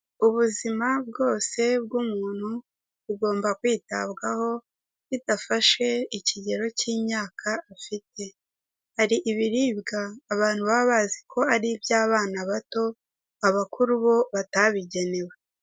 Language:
Kinyarwanda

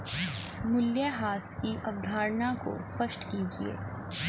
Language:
Hindi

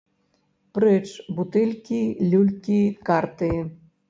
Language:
Belarusian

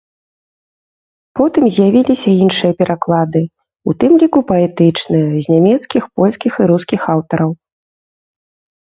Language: Belarusian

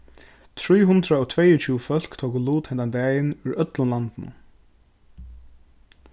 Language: Faroese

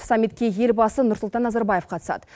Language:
Kazakh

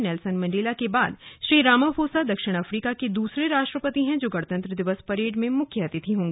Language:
Hindi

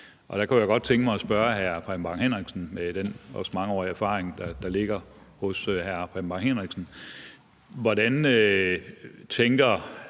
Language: Danish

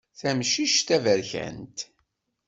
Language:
Kabyle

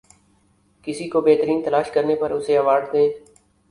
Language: Urdu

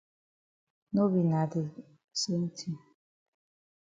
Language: Cameroon Pidgin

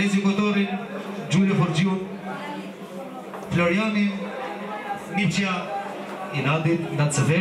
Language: Romanian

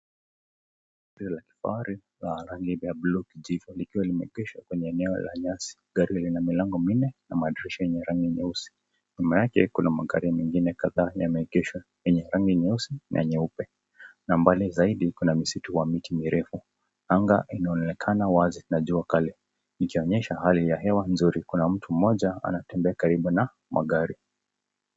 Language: Swahili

